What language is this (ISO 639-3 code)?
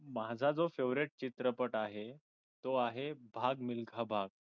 mar